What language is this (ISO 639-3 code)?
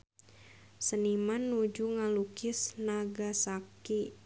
sun